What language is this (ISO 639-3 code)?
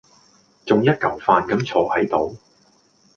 yue